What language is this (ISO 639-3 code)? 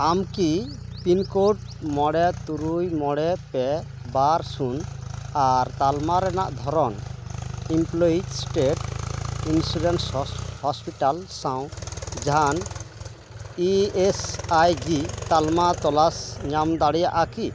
sat